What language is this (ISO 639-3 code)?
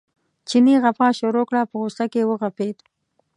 pus